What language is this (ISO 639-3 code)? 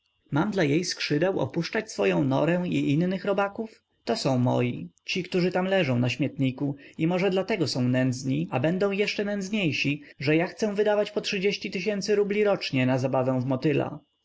pol